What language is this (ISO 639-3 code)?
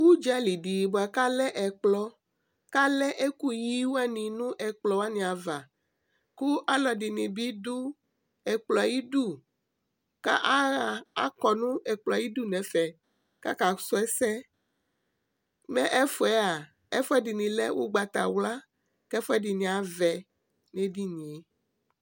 kpo